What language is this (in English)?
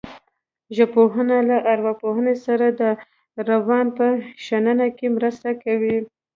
Pashto